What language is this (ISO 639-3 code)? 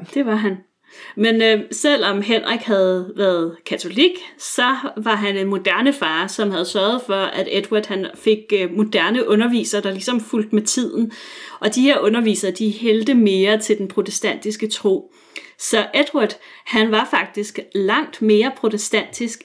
dan